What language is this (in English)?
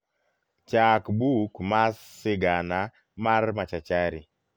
Luo (Kenya and Tanzania)